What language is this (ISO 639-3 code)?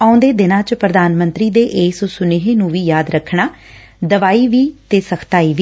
pan